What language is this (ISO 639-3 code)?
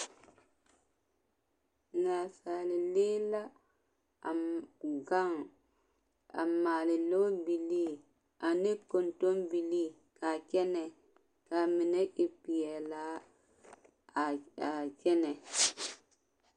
dga